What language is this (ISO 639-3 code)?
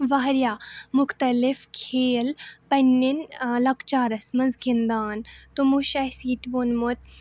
kas